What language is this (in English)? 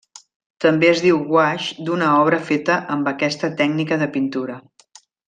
Catalan